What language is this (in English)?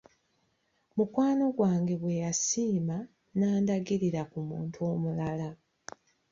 Ganda